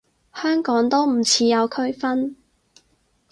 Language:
Cantonese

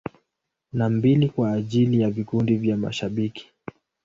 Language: Swahili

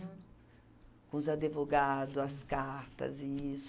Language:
Portuguese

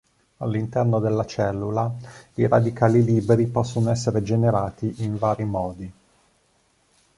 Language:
Italian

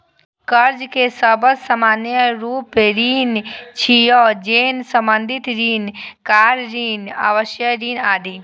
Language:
Maithili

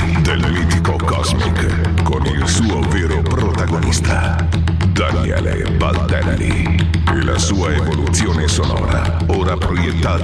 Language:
Italian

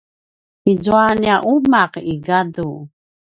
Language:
Paiwan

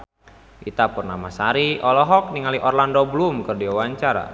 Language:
Sundanese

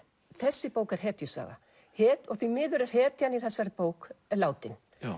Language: Icelandic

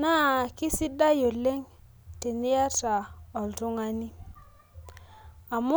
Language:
Masai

